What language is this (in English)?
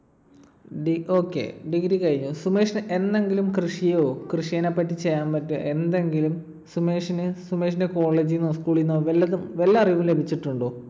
Malayalam